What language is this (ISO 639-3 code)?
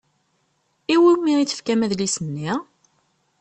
kab